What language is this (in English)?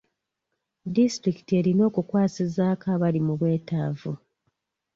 Ganda